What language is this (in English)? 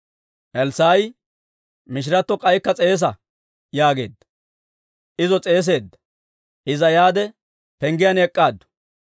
Dawro